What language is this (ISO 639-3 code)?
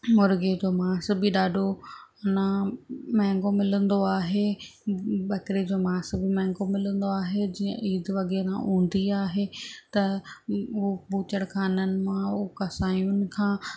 snd